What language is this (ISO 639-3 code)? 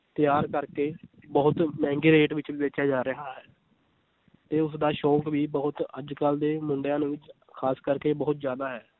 pan